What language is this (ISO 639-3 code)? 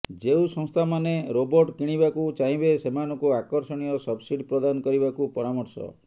ori